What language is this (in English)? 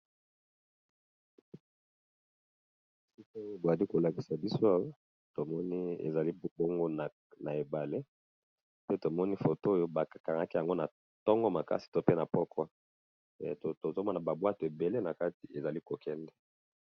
Lingala